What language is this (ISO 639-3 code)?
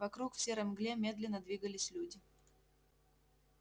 rus